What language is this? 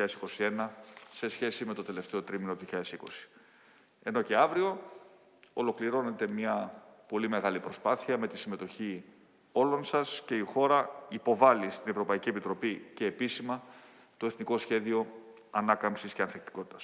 Greek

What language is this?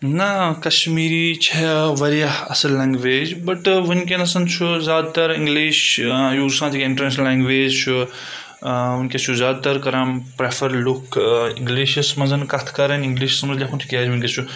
Kashmiri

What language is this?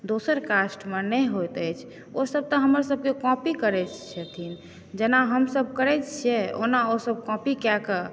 Maithili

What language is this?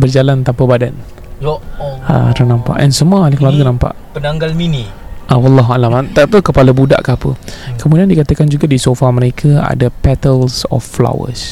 Malay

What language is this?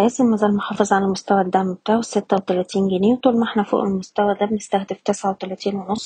Arabic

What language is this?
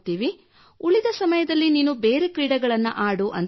Kannada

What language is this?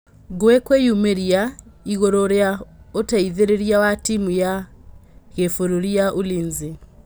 Kikuyu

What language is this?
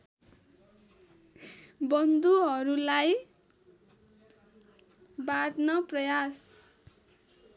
Nepali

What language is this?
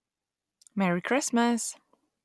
English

